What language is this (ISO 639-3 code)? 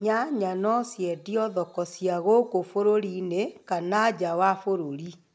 kik